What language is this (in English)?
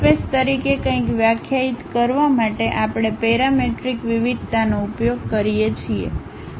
Gujarati